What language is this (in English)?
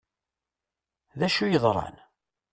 Kabyle